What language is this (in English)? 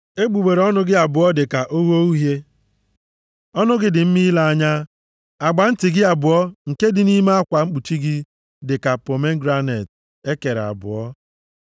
Igbo